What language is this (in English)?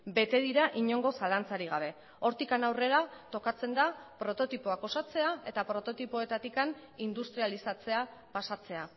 Basque